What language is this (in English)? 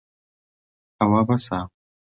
Central Kurdish